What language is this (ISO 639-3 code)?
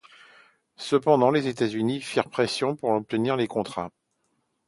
fra